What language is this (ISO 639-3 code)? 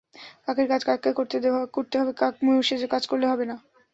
ben